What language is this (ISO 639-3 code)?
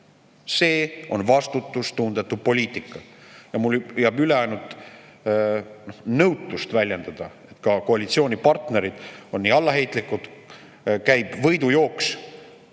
est